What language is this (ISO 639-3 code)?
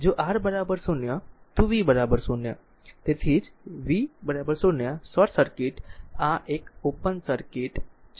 guj